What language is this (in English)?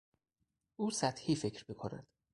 Persian